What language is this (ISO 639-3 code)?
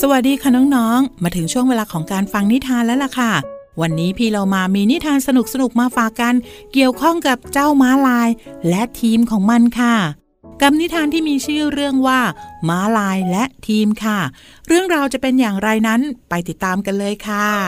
tha